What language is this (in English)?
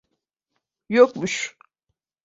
Turkish